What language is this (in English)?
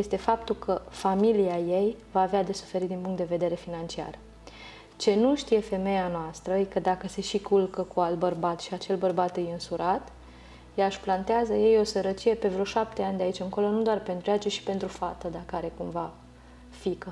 Romanian